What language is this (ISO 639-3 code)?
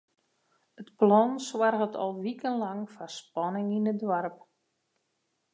fry